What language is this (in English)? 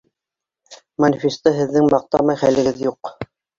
Bashkir